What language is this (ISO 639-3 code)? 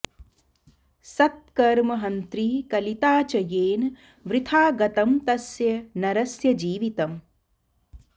san